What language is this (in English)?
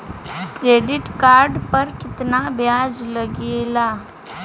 Bhojpuri